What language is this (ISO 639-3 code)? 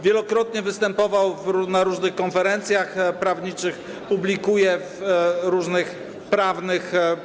pol